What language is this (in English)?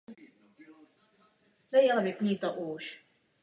Czech